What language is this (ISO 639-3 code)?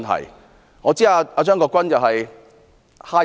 yue